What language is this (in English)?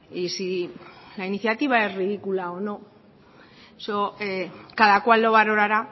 Spanish